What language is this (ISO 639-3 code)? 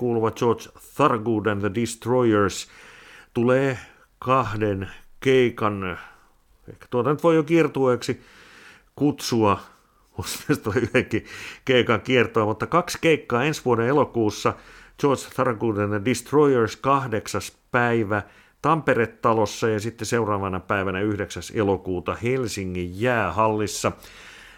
fin